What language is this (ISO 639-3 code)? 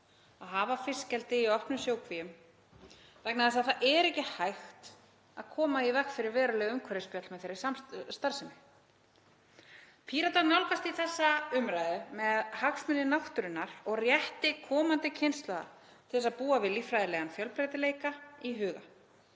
isl